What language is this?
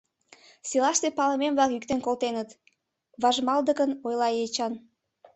Mari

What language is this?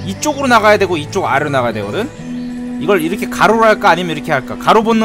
Korean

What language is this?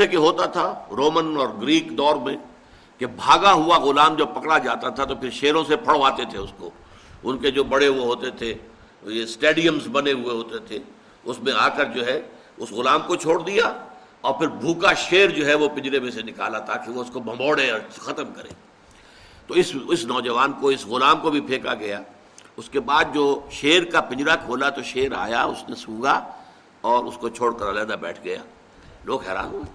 Urdu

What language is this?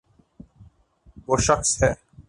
Urdu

